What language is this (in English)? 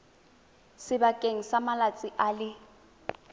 Tswana